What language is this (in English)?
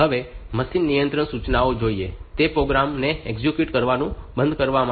Gujarati